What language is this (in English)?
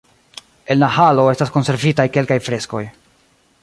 Esperanto